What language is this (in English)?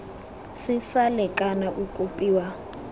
Tswana